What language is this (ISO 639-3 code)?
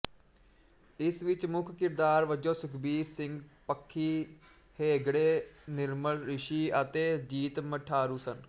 pan